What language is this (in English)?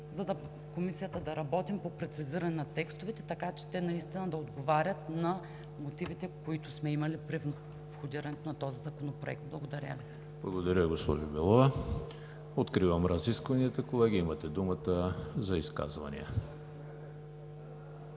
Bulgarian